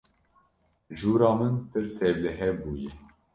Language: Kurdish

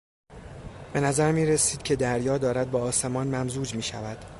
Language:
Persian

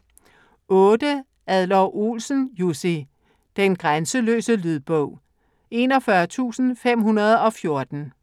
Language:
Danish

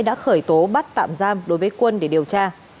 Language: Vietnamese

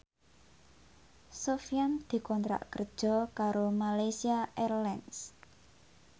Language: Javanese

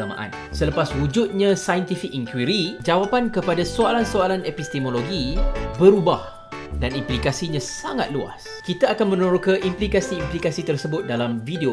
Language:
Malay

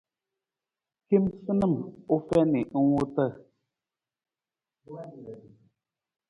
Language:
Nawdm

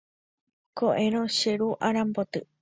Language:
Guarani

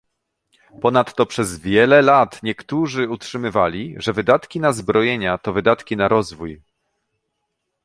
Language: Polish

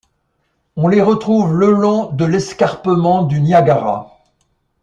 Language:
French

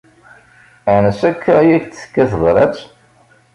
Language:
Kabyle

